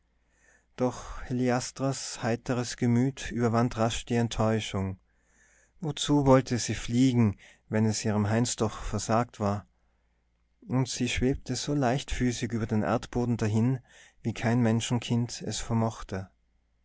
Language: German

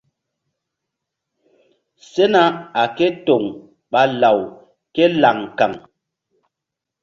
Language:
Mbum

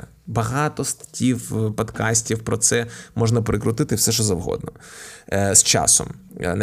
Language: Ukrainian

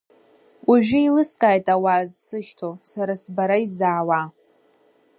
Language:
Abkhazian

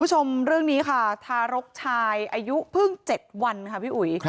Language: Thai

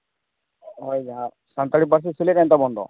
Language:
Santali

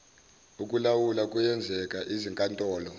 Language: Zulu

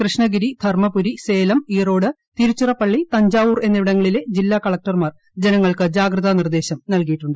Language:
Malayalam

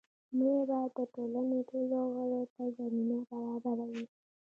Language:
Pashto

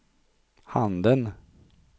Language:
Swedish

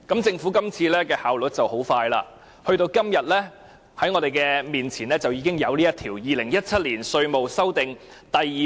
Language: Cantonese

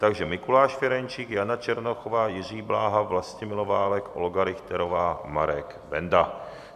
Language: Czech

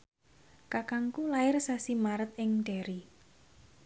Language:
Javanese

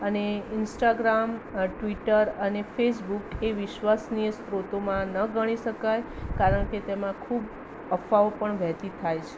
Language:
Gujarati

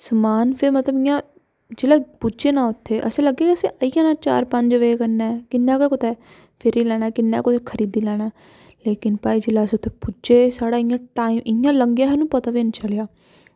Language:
Dogri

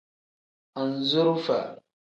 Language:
Tem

